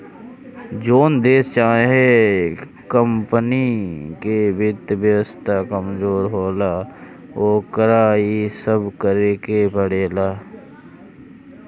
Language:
Bhojpuri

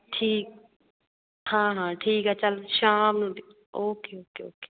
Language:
Punjabi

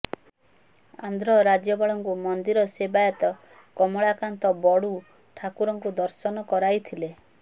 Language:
Odia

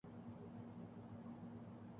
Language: Urdu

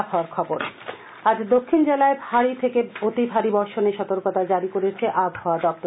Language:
Bangla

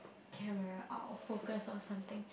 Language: English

